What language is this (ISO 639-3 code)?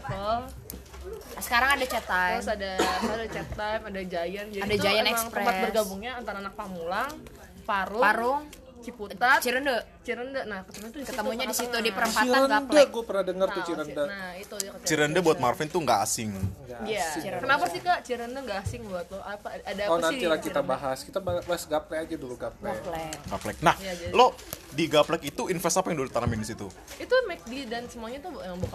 ind